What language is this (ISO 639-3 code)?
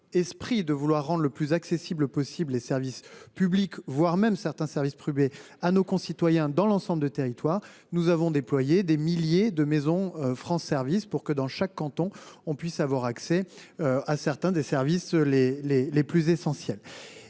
fra